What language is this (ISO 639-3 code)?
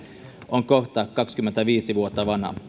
fin